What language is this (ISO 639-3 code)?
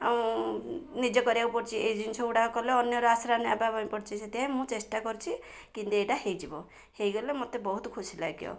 ori